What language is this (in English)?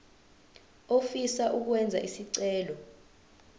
Zulu